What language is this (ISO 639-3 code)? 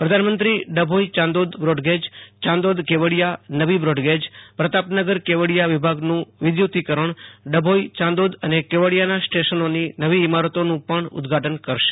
guj